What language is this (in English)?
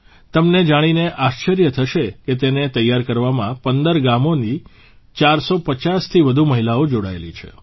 Gujarati